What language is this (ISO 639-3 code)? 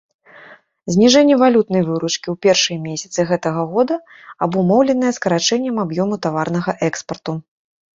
bel